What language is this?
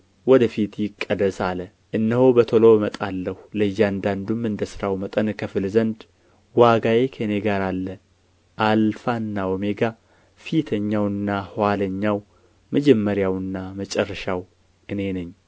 Amharic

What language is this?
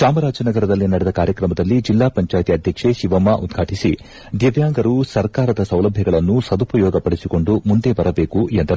Kannada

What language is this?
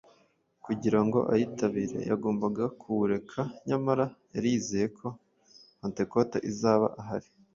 Kinyarwanda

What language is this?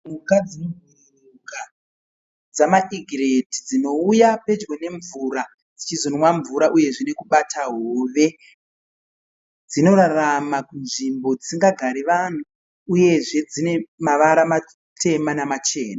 Shona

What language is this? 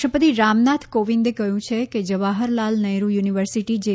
Gujarati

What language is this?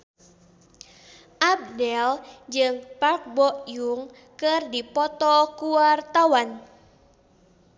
Sundanese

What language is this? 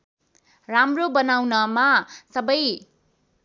Nepali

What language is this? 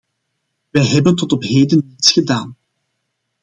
Dutch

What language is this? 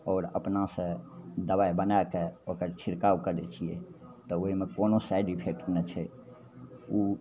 Maithili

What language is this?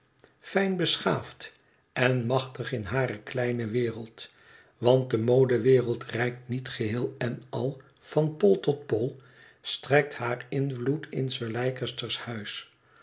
Dutch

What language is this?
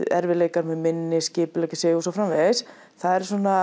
Icelandic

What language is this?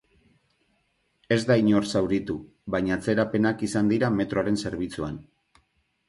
Basque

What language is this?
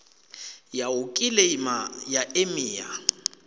Venda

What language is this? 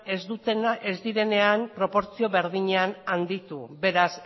Basque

